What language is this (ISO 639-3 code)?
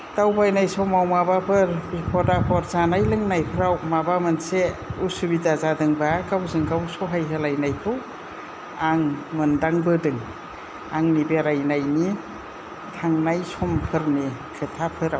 brx